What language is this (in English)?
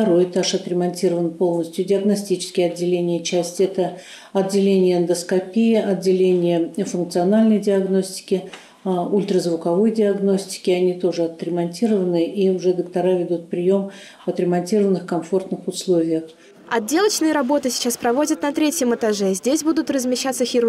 Russian